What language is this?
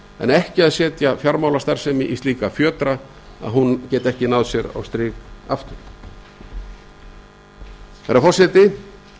Icelandic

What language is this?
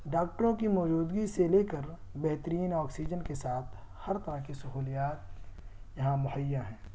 Urdu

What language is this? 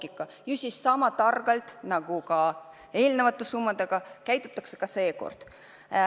Estonian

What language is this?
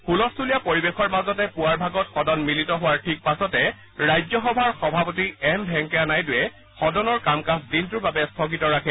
Assamese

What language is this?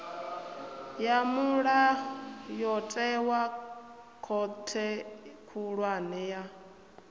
Venda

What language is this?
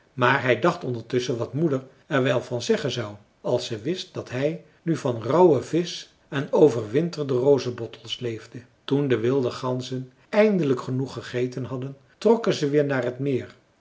Dutch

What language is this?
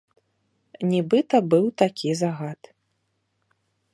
Belarusian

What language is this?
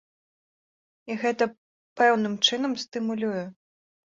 Belarusian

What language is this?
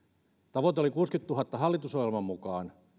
Finnish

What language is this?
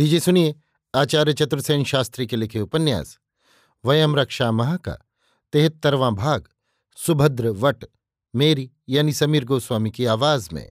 Hindi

